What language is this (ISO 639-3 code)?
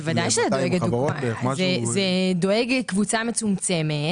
heb